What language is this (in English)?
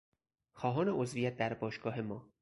Persian